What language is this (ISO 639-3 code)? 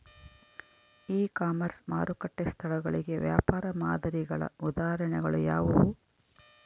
kan